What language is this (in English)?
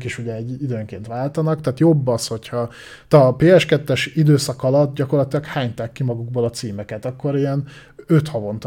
Hungarian